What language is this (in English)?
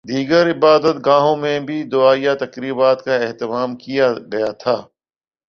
Urdu